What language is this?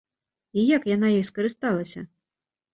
Belarusian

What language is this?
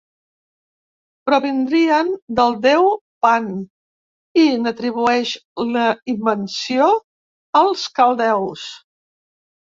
Catalan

